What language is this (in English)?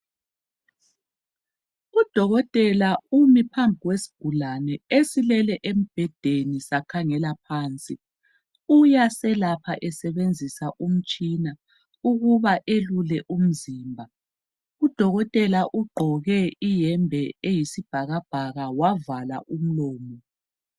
North Ndebele